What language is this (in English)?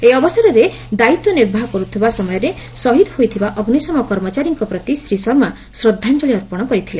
Odia